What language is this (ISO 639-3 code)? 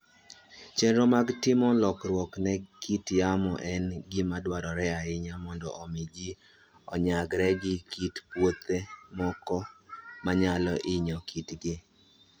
luo